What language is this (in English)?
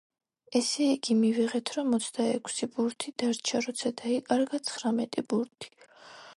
Georgian